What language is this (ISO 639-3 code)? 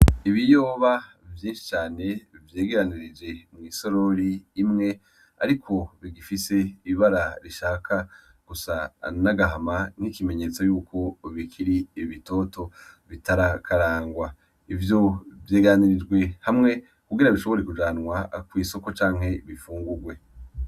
run